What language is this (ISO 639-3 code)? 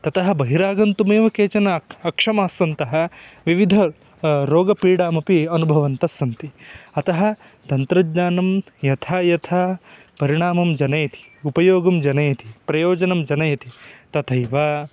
san